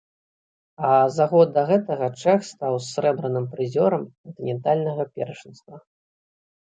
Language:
Belarusian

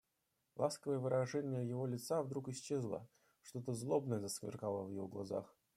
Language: Russian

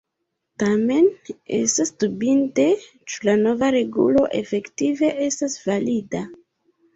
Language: Esperanto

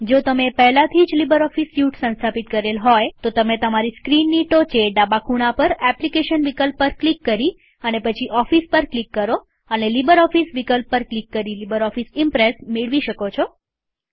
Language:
Gujarati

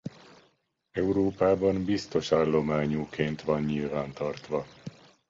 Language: Hungarian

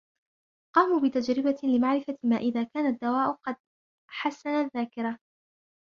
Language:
Arabic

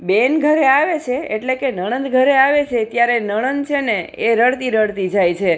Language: Gujarati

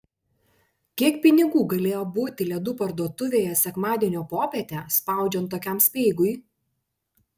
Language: Lithuanian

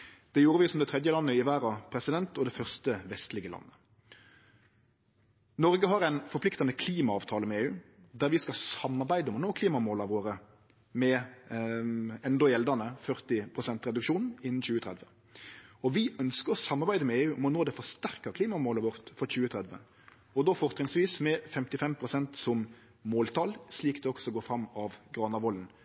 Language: Norwegian Nynorsk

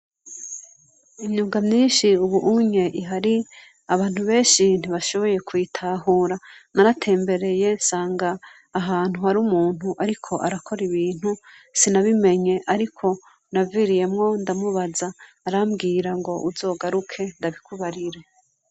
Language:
Rundi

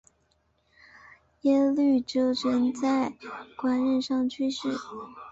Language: Chinese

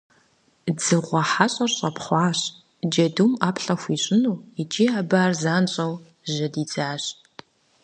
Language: Kabardian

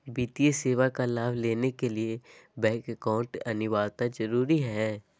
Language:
Magahi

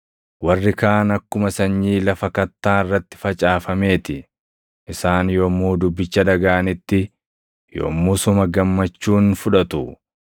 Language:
Oromo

